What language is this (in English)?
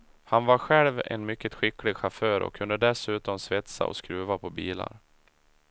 Swedish